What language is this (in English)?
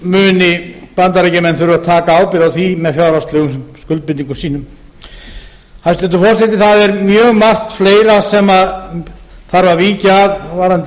Icelandic